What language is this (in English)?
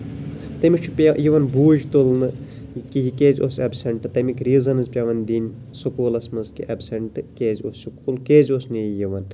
Kashmiri